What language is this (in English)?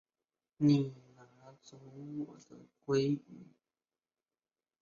Chinese